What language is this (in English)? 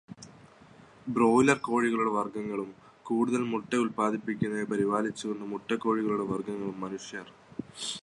Malayalam